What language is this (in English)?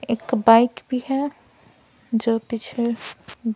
Hindi